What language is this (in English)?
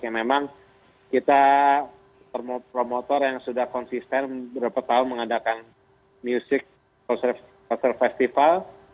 Indonesian